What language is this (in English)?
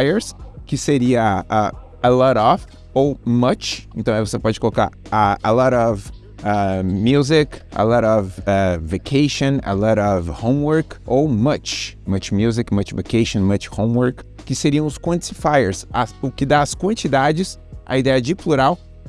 Portuguese